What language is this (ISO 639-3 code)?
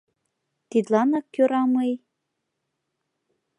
chm